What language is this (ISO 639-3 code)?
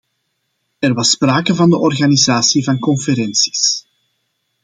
nld